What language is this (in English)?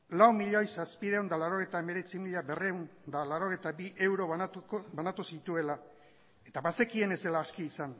Basque